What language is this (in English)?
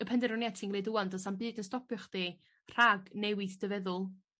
Welsh